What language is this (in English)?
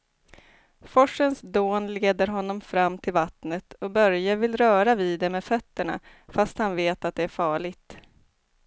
Swedish